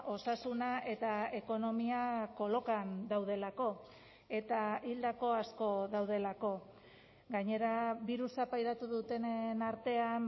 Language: Basque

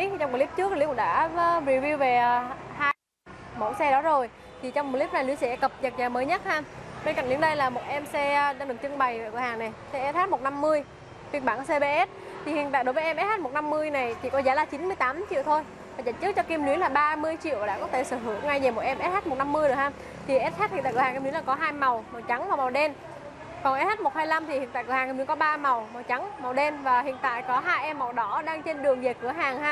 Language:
Vietnamese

